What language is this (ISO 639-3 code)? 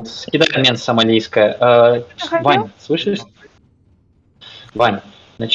rus